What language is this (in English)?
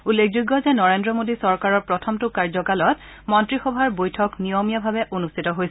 Assamese